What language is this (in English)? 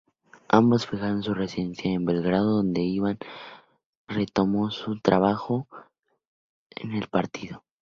Spanish